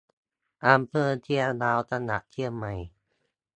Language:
Thai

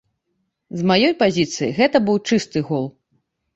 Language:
Belarusian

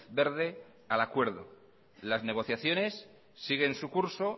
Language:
Spanish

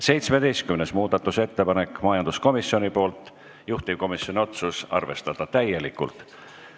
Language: Estonian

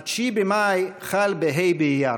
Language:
Hebrew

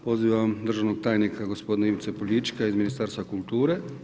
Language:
Croatian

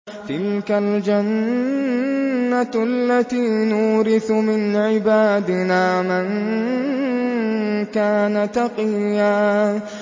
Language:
Arabic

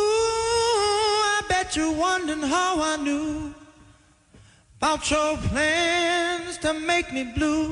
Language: Swedish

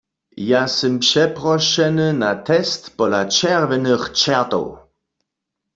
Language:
Upper Sorbian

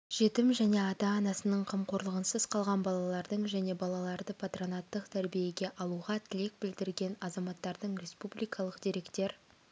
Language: Kazakh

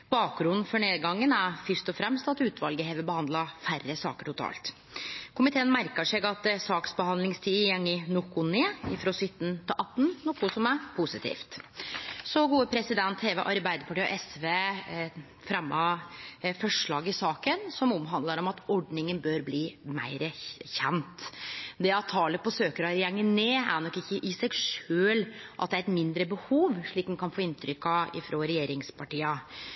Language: Norwegian Nynorsk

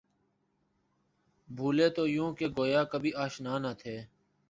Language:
Urdu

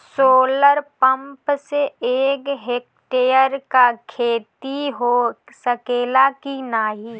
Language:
Bhojpuri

